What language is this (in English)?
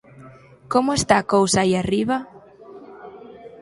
Galician